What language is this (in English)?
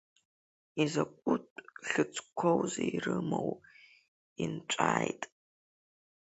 Abkhazian